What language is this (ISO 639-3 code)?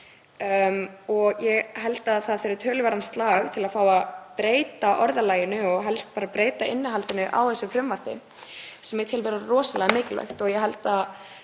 isl